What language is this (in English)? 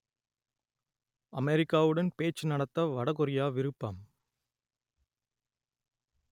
Tamil